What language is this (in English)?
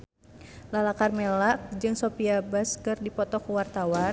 Sundanese